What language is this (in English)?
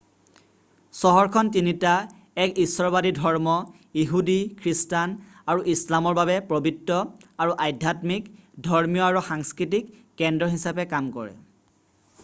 Assamese